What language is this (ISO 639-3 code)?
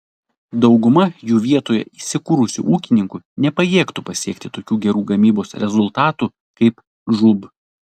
lit